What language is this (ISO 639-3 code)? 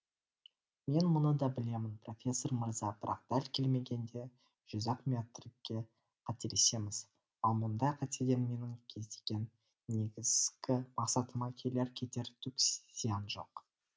kaz